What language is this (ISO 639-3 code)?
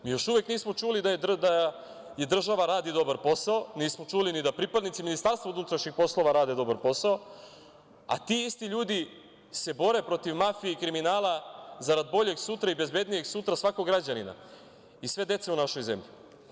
srp